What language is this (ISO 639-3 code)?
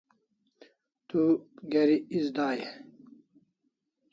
kls